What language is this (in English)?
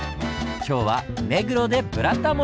Japanese